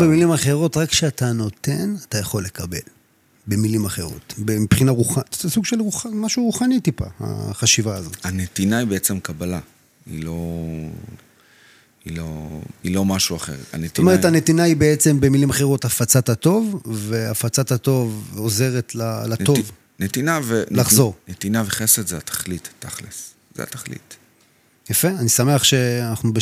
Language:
Hebrew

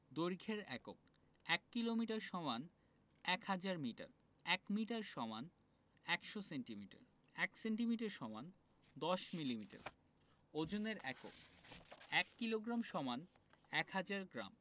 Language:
Bangla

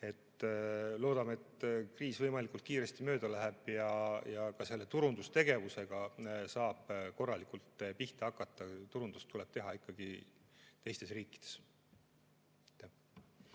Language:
Estonian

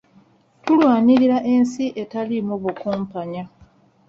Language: Ganda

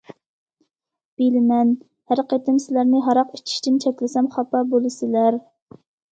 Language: Uyghur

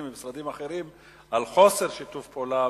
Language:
Hebrew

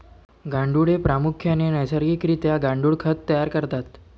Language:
Marathi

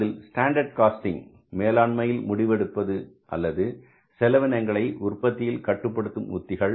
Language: Tamil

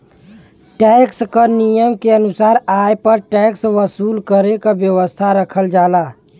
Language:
Bhojpuri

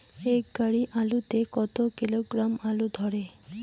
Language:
Bangla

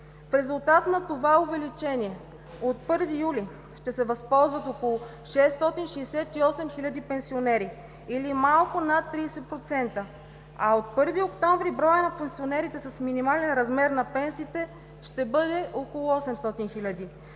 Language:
Bulgarian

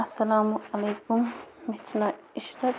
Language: Kashmiri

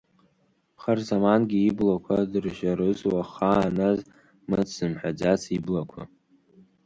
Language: Abkhazian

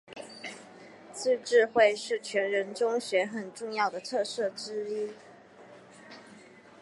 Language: Chinese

